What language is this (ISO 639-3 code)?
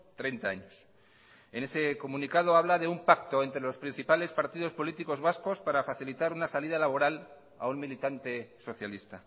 spa